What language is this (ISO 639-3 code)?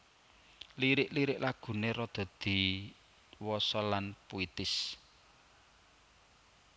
jav